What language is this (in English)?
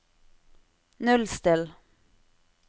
Norwegian